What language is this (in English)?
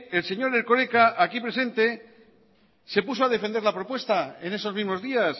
Spanish